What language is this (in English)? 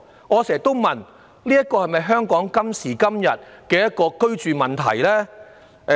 Cantonese